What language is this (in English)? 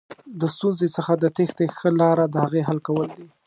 Pashto